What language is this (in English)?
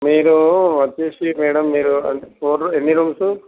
Telugu